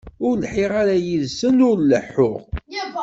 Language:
Kabyle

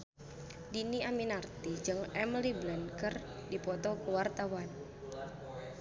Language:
Sundanese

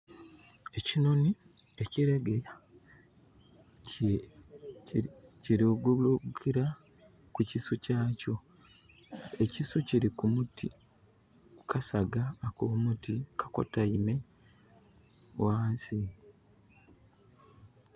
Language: Soga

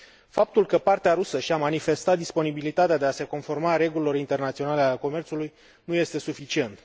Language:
Romanian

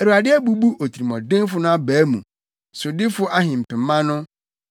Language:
Akan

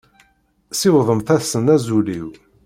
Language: Kabyle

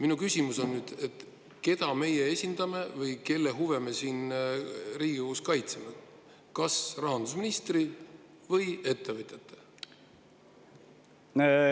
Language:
Estonian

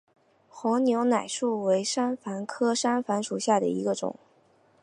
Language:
Chinese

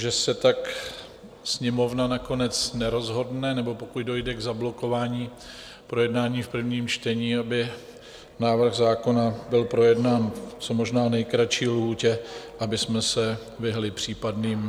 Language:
Czech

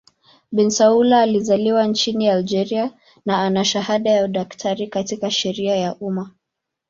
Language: Swahili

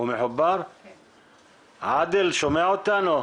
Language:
Hebrew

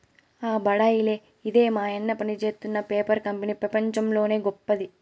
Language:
Telugu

